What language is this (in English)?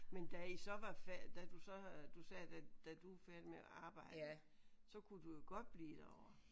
Danish